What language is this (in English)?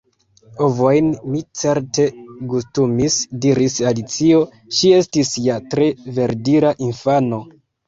Esperanto